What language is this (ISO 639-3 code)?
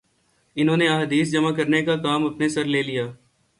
urd